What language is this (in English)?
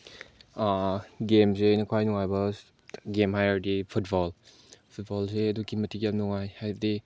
Manipuri